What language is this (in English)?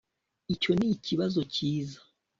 Kinyarwanda